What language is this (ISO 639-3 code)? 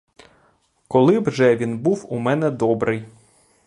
ukr